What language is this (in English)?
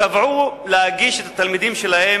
Hebrew